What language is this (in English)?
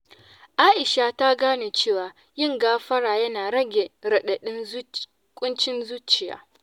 Hausa